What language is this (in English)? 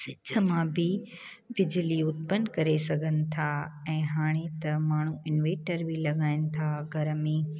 Sindhi